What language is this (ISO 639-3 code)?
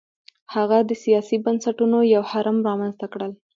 pus